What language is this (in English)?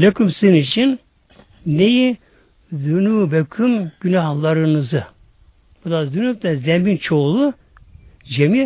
Turkish